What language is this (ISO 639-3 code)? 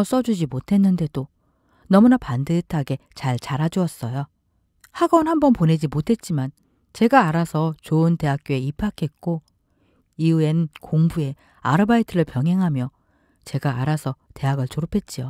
kor